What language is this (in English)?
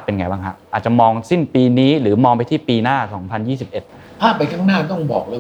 Thai